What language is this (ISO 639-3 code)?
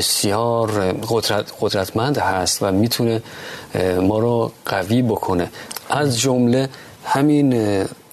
fas